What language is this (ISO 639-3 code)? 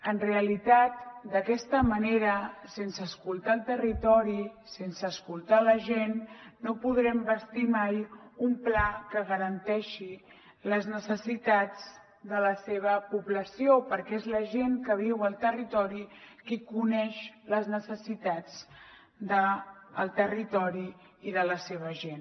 cat